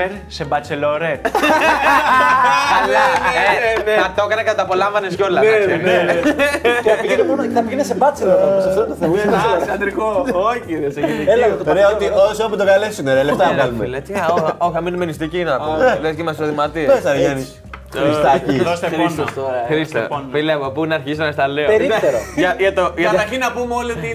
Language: Greek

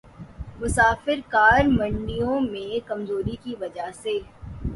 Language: Urdu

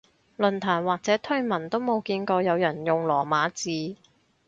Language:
Cantonese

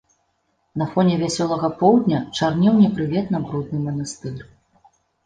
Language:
Belarusian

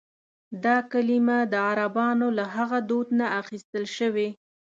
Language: Pashto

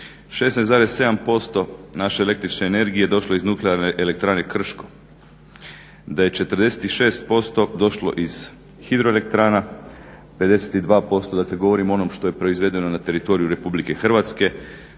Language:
Croatian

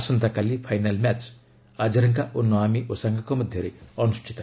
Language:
Odia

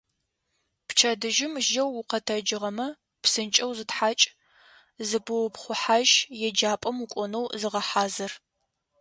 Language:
Adyghe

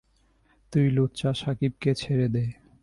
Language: Bangla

